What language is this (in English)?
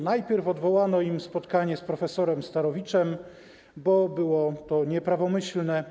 Polish